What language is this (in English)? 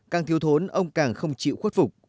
Vietnamese